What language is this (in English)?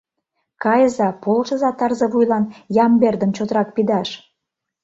Mari